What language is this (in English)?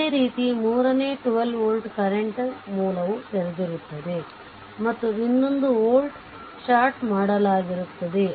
Kannada